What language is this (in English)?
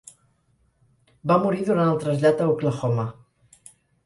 Catalan